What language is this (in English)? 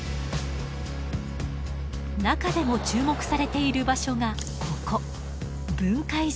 Japanese